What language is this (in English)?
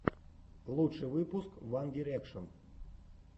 Russian